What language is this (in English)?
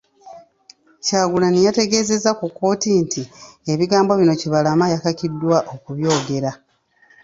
Ganda